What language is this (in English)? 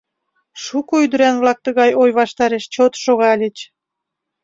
Mari